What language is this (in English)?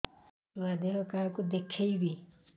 Odia